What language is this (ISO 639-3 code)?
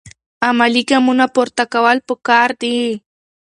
pus